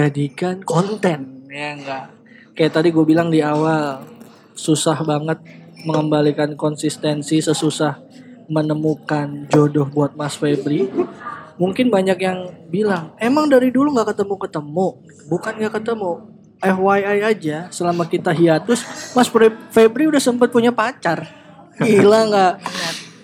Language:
Indonesian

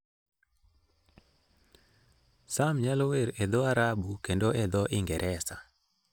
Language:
Luo (Kenya and Tanzania)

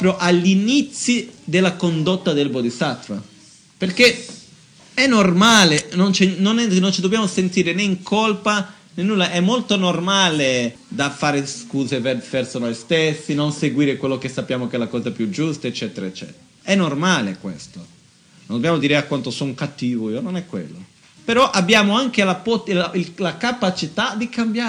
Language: Italian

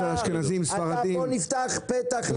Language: Hebrew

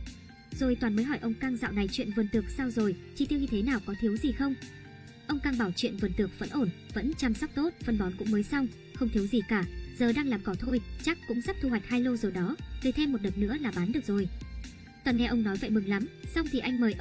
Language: Vietnamese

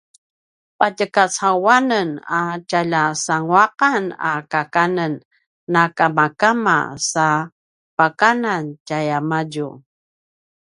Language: Paiwan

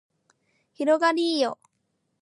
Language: Japanese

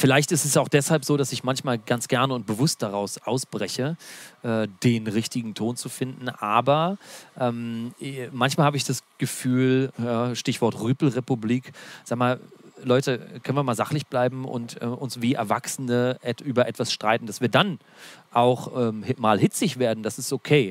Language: German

